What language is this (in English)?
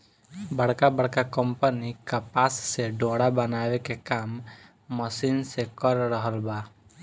Bhojpuri